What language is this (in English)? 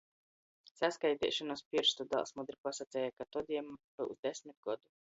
Latgalian